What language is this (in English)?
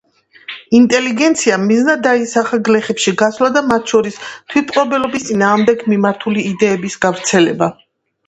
Georgian